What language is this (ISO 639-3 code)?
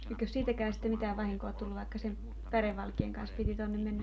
fin